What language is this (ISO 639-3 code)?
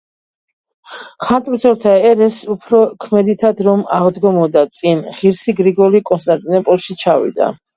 kat